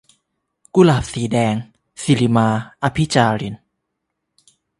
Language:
Thai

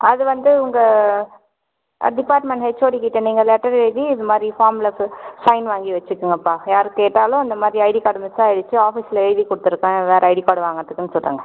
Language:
Tamil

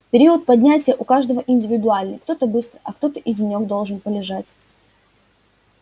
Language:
Russian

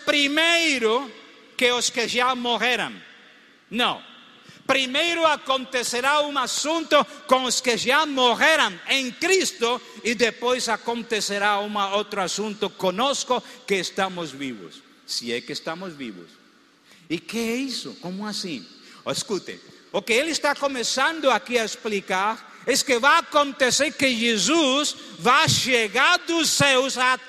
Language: Portuguese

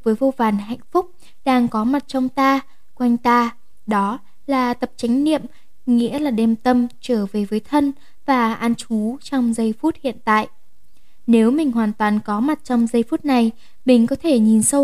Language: Vietnamese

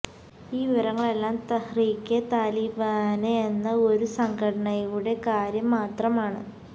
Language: Malayalam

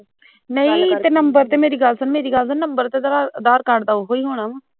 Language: Punjabi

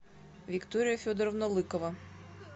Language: Russian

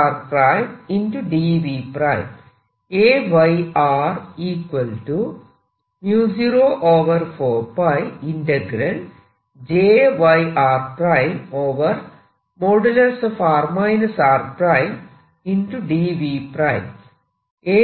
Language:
Malayalam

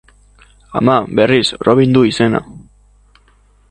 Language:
Basque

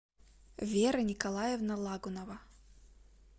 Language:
Russian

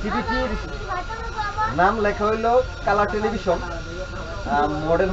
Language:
Bangla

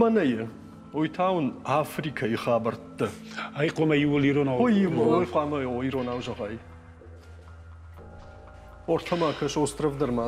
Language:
Russian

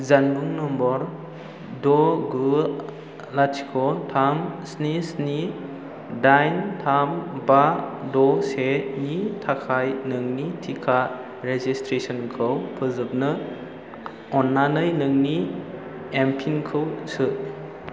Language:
Bodo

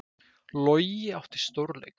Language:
Icelandic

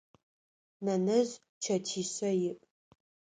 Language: Adyghe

